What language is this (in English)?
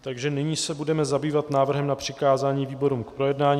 Czech